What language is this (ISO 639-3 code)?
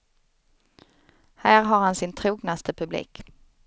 swe